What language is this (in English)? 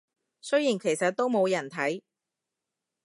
Cantonese